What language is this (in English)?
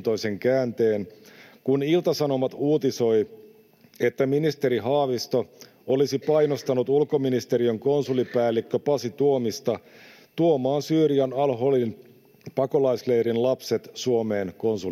Finnish